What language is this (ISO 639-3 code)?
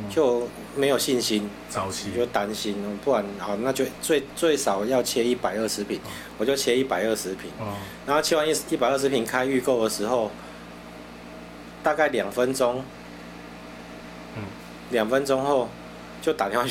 zho